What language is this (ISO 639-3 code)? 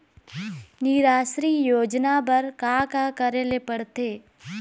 hne